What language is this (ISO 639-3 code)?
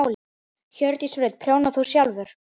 isl